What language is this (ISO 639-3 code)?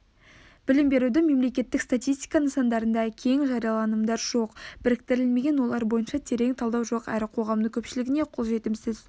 kaz